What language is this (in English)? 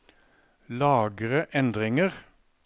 Norwegian